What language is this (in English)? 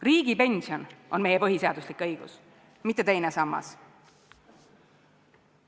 Estonian